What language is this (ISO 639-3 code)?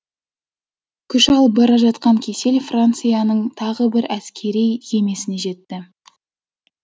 kaz